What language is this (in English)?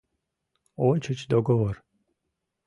Mari